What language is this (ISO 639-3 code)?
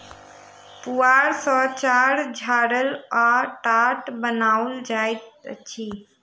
mai